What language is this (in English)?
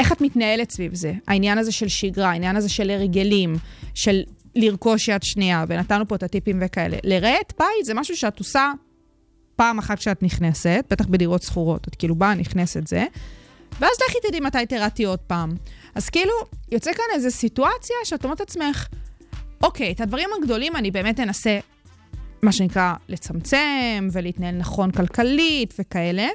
Hebrew